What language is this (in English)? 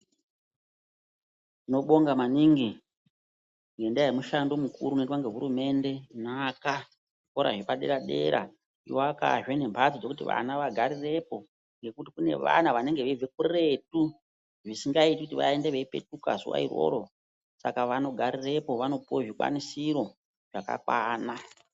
Ndau